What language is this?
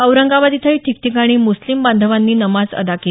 Marathi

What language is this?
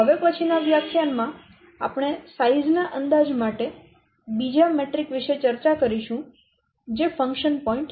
Gujarati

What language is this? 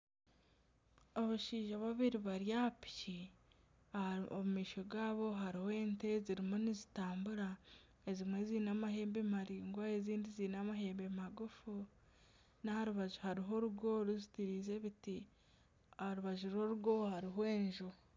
Nyankole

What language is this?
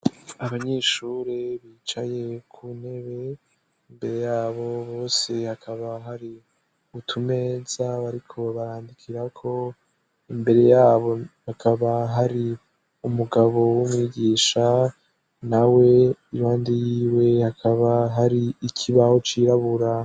Rundi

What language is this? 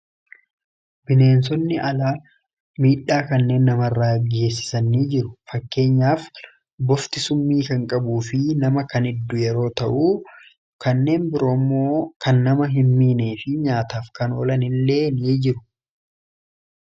Oromo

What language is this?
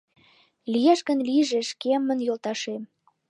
Mari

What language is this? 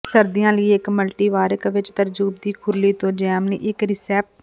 Punjabi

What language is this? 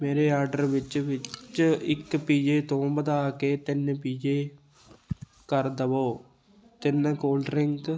Punjabi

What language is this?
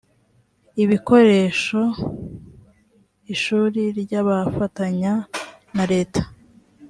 Kinyarwanda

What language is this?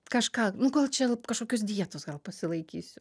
Lithuanian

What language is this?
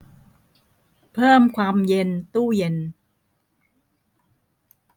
Thai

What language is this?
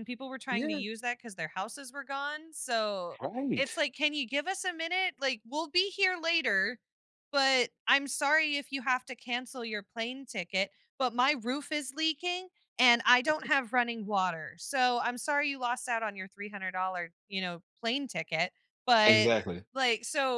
English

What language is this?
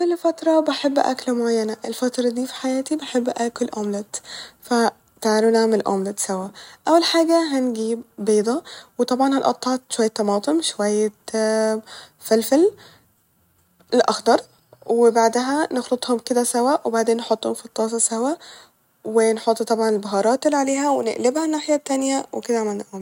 Egyptian Arabic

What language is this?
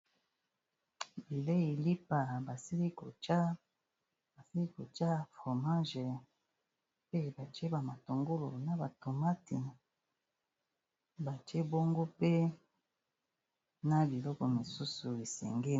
Lingala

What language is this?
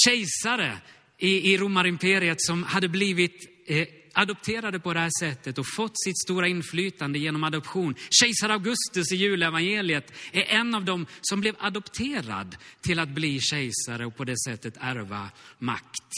Swedish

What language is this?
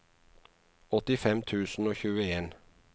Norwegian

